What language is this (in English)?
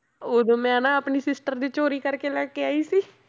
Punjabi